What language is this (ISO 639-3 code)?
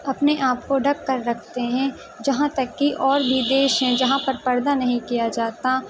urd